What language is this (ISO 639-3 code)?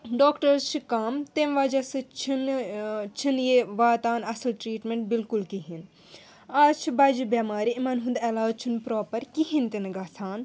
kas